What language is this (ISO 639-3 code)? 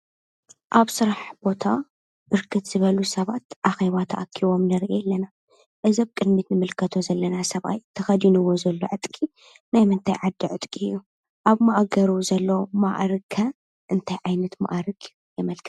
tir